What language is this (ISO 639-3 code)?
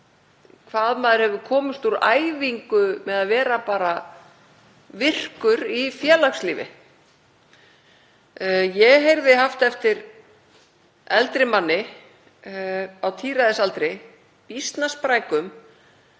isl